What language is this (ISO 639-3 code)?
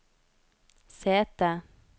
nor